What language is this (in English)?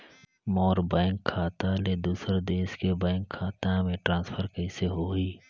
Chhattisgarhi